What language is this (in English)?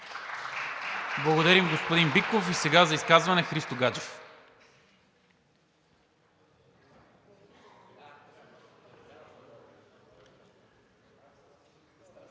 Bulgarian